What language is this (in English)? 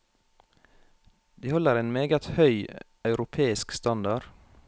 Norwegian